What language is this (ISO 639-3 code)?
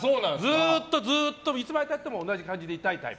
jpn